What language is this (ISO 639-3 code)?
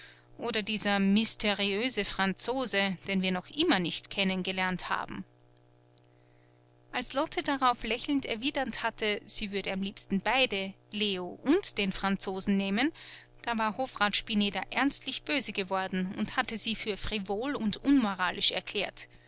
deu